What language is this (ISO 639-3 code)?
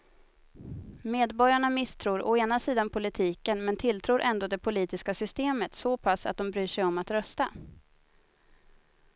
swe